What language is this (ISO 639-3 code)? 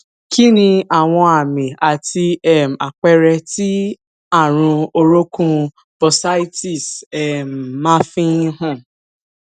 yor